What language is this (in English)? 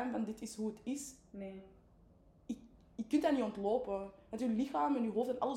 Dutch